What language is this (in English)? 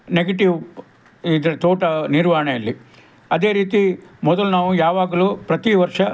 Kannada